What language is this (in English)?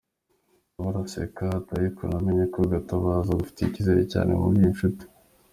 Kinyarwanda